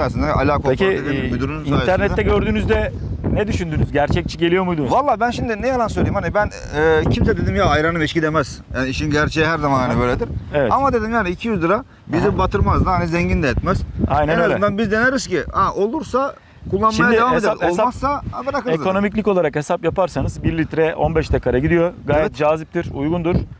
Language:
Turkish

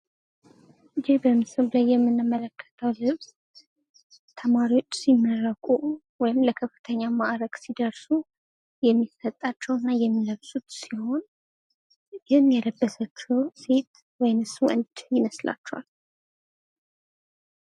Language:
Amharic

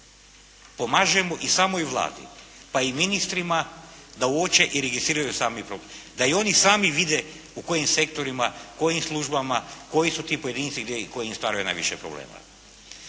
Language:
Croatian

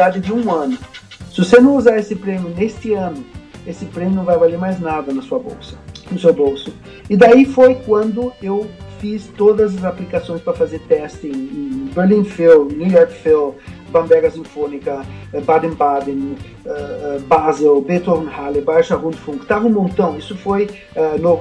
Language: Portuguese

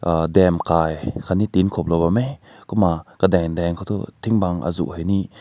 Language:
Rongmei Naga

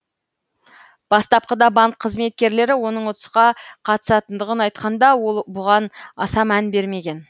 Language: Kazakh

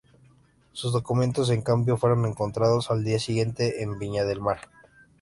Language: Spanish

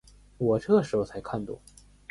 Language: Chinese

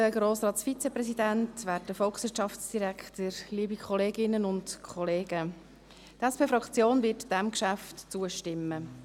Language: Swiss German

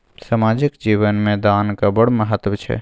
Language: Maithili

